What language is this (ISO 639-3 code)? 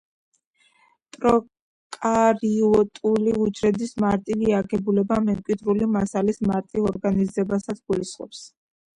kat